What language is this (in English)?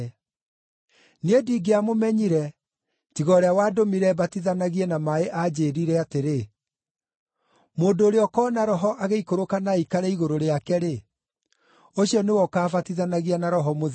Kikuyu